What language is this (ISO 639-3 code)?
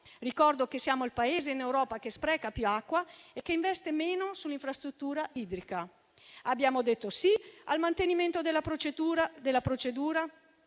ita